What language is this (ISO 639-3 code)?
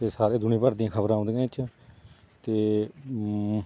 pan